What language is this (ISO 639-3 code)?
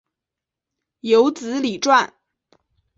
zho